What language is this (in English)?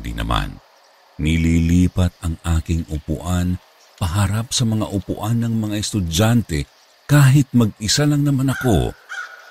Filipino